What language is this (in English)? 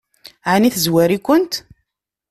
Kabyle